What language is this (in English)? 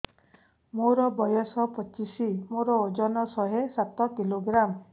Odia